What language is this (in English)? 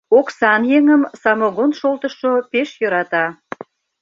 Mari